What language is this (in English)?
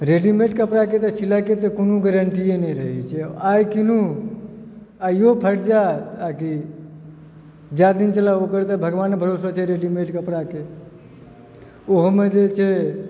Maithili